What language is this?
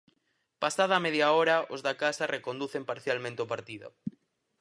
Galician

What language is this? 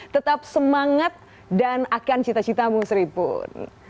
Indonesian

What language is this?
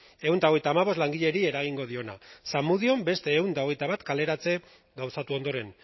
Basque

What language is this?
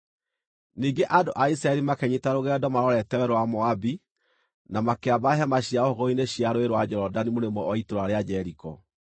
Kikuyu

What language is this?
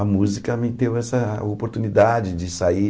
Portuguese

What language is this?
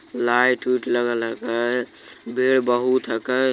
Magahi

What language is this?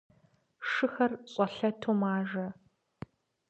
Kabardian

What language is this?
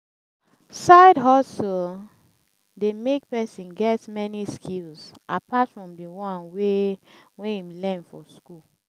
Nigerian Pidgin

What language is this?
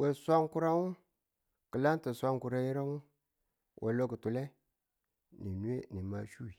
Tula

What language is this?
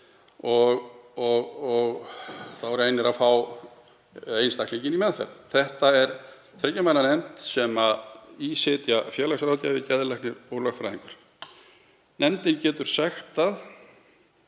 Icelandic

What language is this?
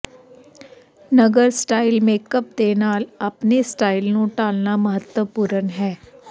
Punjabi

